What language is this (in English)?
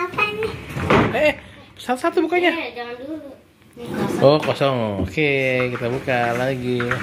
Indonesian